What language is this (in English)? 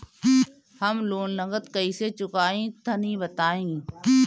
Bhojpuri